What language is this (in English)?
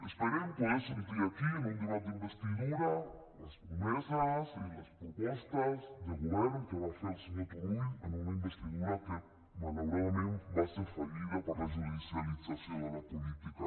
Catalan